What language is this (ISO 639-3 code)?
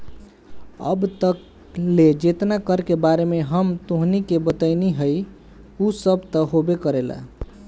bho